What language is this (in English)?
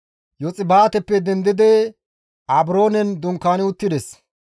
Gamo